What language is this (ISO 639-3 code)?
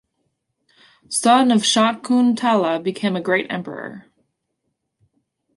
eng